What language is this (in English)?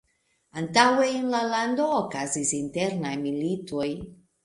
Esperanto